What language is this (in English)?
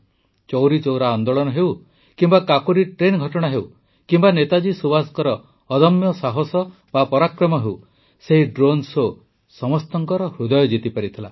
Odia